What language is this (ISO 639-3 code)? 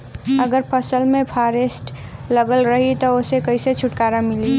bho